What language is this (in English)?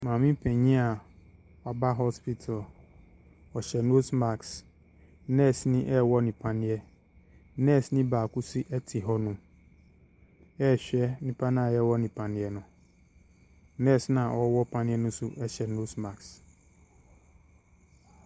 Akan